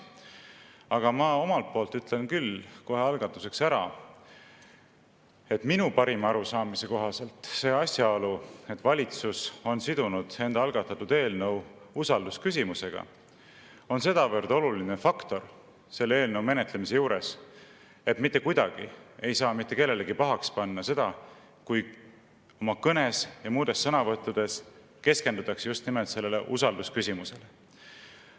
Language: Estonian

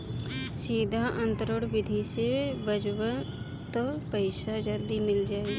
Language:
Bhojpuri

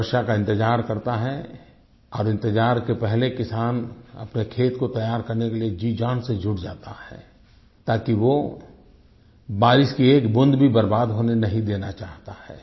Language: Hindi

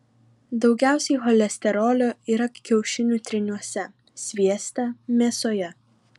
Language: Lithuanian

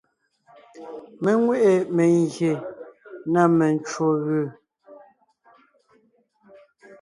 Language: Ngiemboon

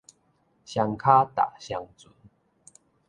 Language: Min Nan Chinese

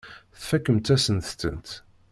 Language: Kabyle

